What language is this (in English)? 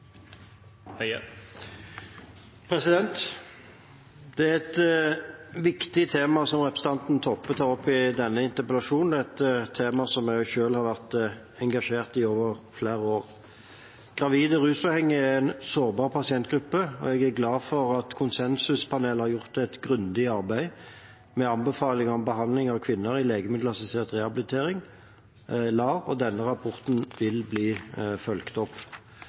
Norwegian